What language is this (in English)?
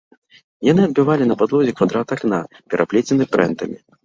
Belarusian